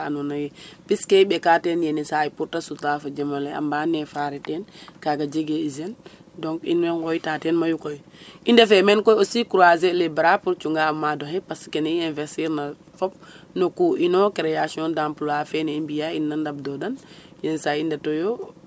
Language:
Serer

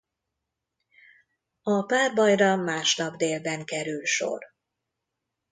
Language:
Hungarian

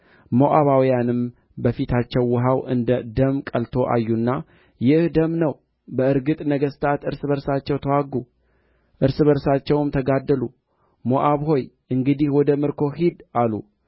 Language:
Amharic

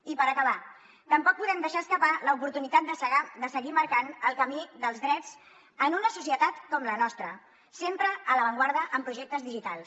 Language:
Catalan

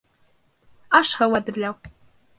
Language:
Bashkir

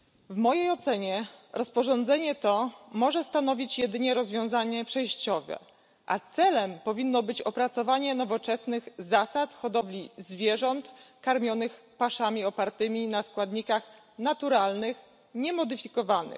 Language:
Polish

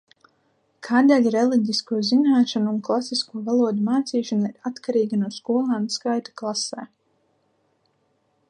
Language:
Latvian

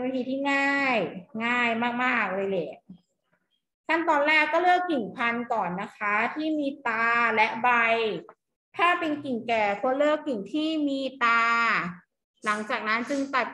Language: Thai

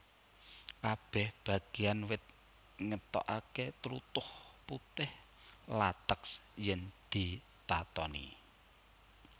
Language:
Javanese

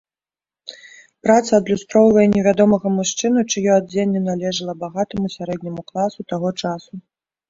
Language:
Belarusian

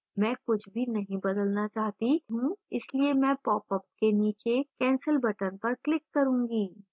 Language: Hindi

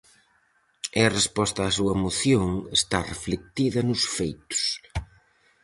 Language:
Galician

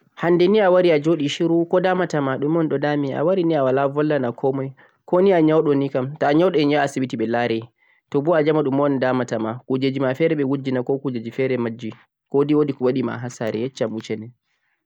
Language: Central-Eastern Niger Fulfulde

